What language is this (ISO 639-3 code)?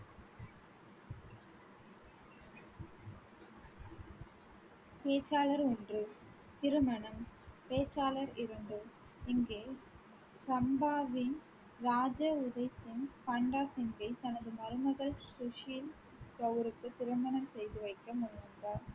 tam